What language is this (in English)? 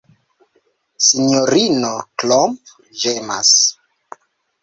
Esperanto